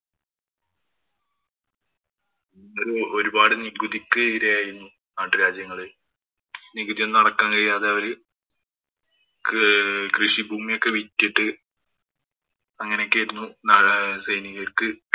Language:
Malayalam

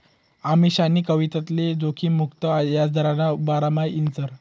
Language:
Marathi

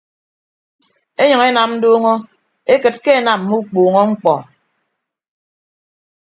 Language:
Ibibio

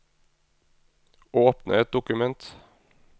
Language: Norwegian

